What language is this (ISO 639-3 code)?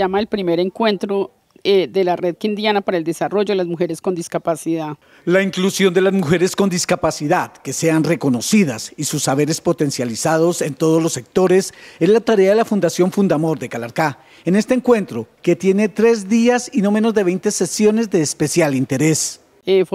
spa